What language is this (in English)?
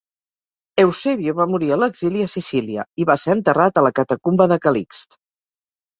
Catalan